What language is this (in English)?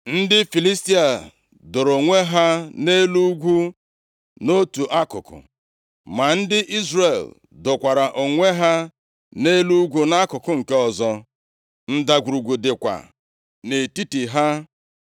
Igbo